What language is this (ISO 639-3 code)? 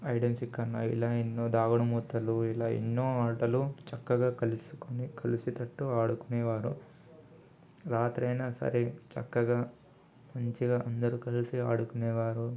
tel